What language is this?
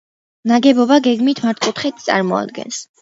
Georgian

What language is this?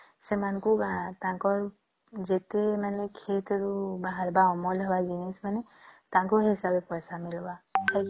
Odia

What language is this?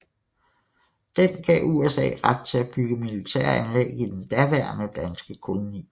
Danish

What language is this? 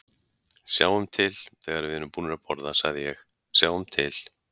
Icelandic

